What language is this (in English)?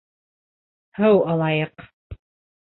Bashkir